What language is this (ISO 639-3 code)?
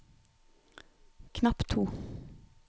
nor